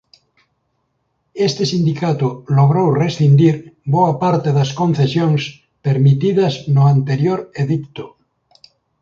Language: Galician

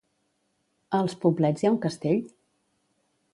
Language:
Catalan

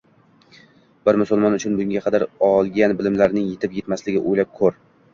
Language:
Uzbek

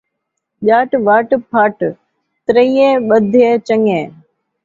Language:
Saraiki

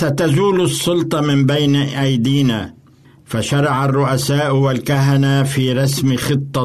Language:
Arabic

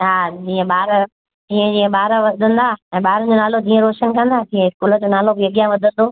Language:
Sindhi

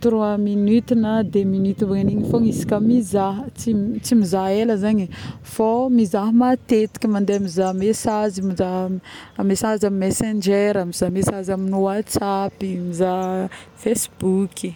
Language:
Northern Betsimisaraka Malagasy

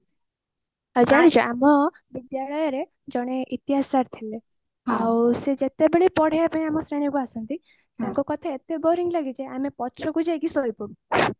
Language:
Odia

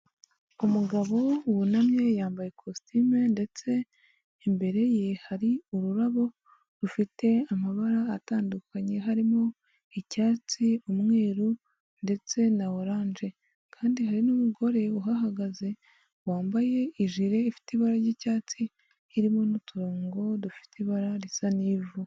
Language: Kinyarwanda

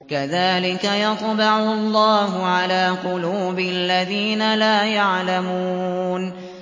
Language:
Arabic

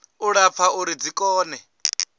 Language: Venda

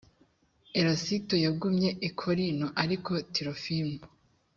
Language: Kinyarwanda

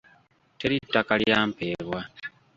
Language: Ganda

